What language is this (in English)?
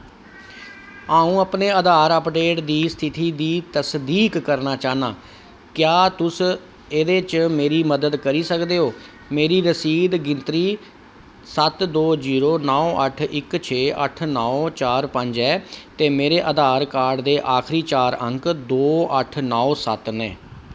Dogri